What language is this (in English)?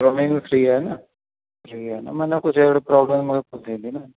Sindhi